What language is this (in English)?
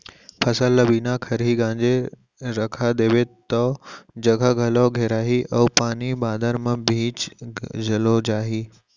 Chhattisgarhi